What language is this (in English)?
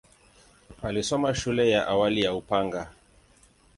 Swahili